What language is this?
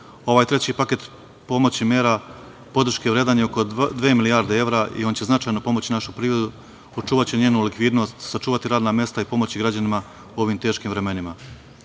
Serbian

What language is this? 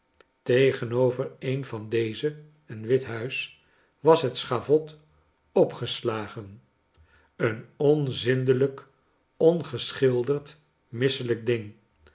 Dutch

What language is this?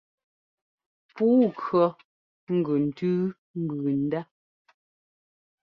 Ngomba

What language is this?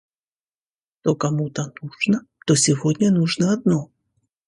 Russian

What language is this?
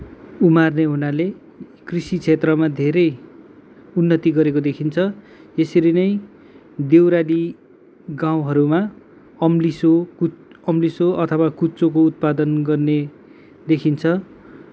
Nepali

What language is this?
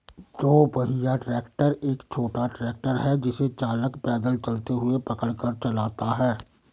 Hindi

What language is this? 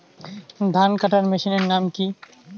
Bangla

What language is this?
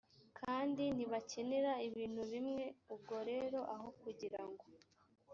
Kinyarwanda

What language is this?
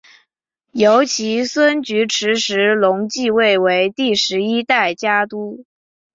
Chinese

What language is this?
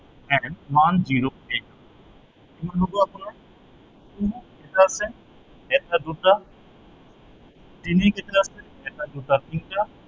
Assamese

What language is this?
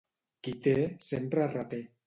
Catalan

